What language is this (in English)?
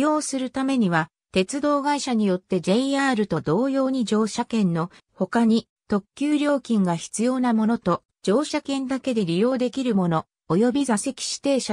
Japanese